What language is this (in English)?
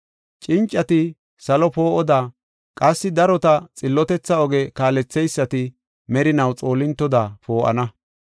Gofa